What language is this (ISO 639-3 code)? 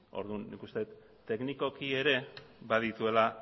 eus